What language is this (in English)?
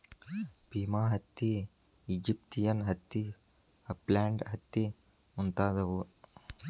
Kannada